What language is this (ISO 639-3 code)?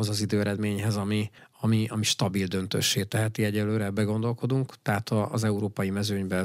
hun